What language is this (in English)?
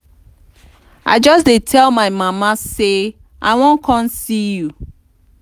Nigerian Pidgin